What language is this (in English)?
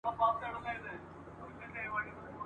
Pashto